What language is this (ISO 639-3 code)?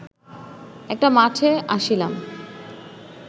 ben